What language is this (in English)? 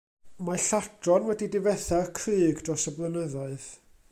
Welsh